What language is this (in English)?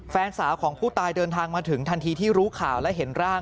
Thai